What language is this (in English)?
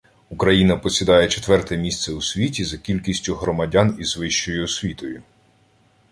Ukrainian